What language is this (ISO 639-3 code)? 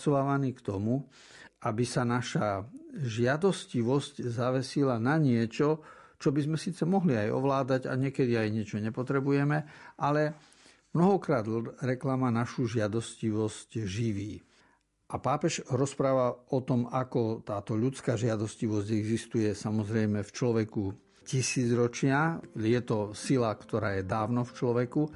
slk